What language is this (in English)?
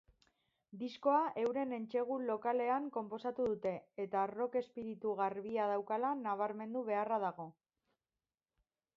Basque